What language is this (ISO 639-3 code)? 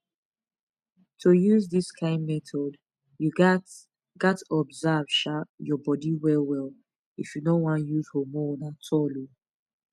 pcm